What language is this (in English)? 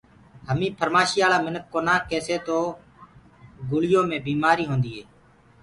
Gurgula